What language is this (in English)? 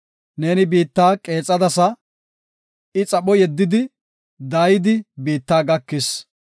Gofa